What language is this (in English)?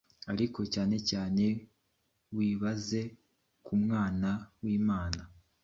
Kinyarwanda